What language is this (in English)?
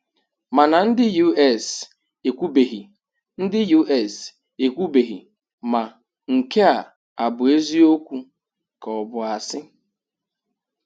Igbo